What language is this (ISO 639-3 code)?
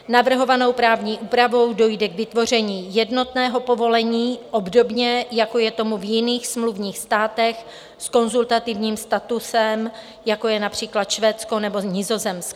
ces